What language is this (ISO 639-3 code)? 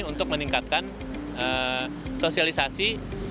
ind